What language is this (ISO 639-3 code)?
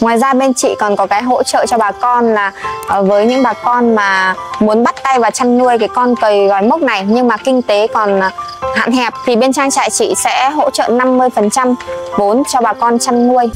vie